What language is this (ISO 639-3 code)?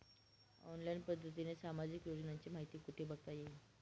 mar